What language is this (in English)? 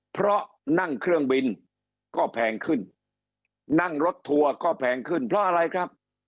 Thai